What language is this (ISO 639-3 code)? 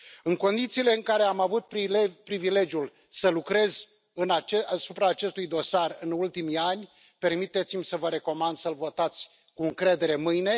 ron